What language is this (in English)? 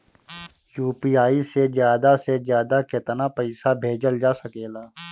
Bhojpuri